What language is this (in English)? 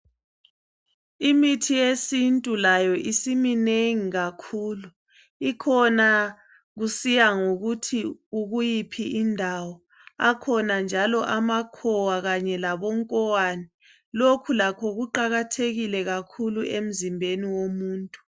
North Ndebele